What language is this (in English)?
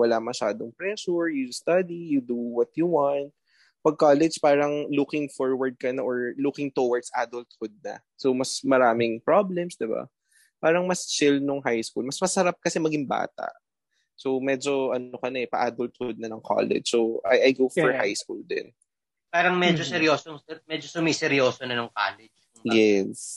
Filipino